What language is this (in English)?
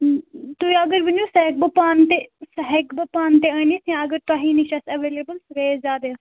Kashmiri